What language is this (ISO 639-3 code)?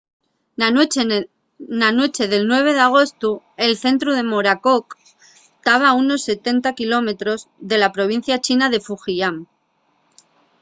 ast